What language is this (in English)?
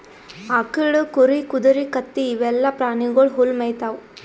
Kannada